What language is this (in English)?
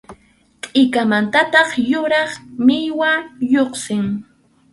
Arequipa-La Unión Quechua